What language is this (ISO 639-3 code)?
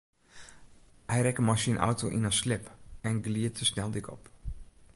fry